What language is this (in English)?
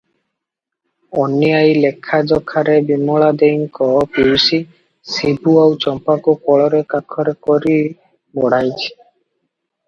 Odia